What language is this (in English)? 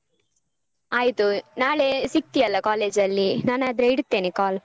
Kannada